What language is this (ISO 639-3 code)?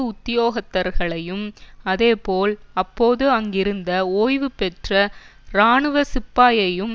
tam